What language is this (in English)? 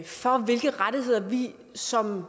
Danish